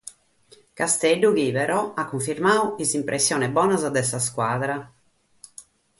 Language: Sardinian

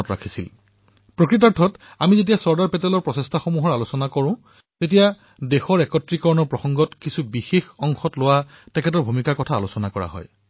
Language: Assamese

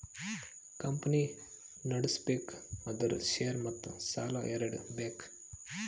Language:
Kannada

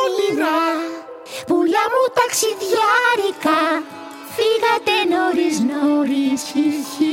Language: Greek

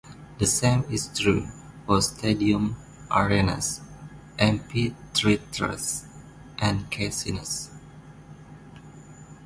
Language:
English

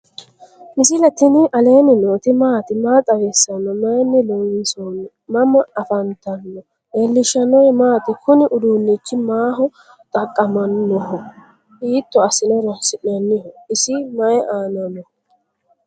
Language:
Sidamo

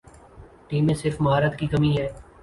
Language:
Urdu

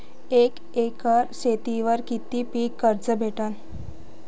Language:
Marathi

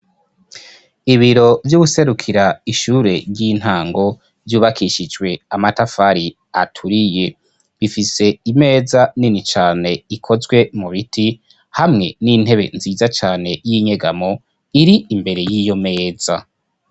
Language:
Rundi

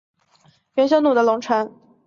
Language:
Chinese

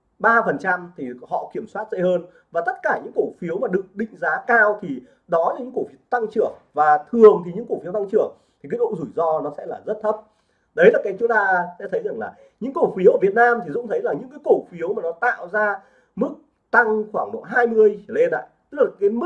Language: Vietnamese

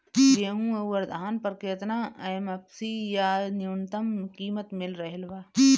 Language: Bhojpuri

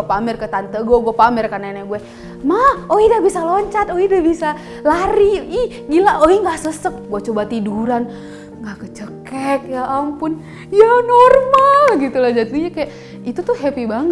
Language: Indonesian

